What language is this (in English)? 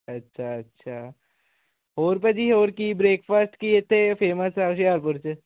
Punjabi